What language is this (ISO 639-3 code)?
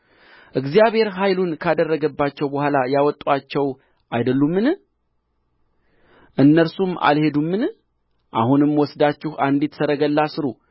amh